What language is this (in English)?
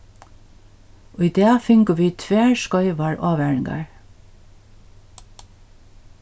Faroese